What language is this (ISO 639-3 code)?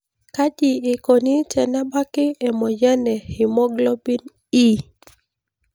mas